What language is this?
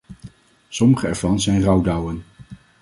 Dutch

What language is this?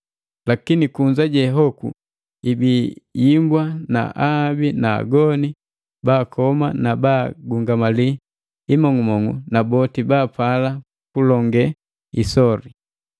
Matengo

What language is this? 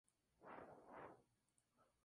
Spanish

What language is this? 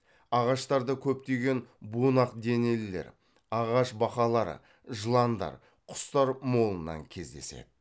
Kazakh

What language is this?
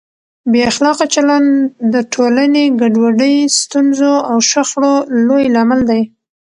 Pashto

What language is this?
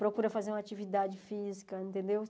Portuguese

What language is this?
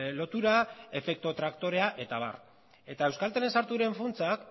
Basque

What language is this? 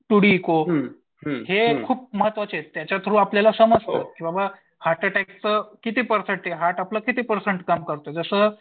Marathi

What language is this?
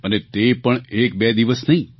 Gujarati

